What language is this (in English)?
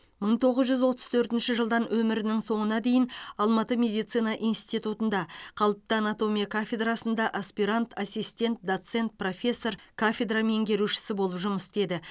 Kazakh